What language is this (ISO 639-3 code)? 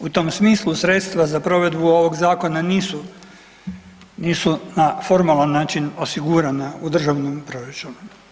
hrv